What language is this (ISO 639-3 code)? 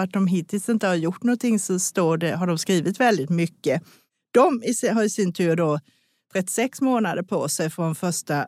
swe